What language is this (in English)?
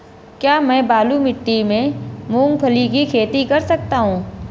Hindi